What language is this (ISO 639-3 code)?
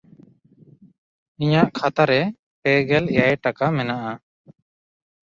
sat